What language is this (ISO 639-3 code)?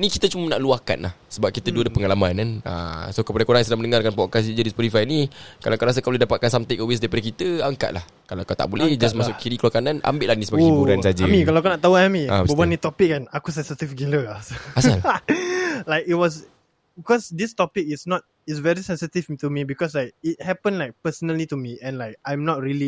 msa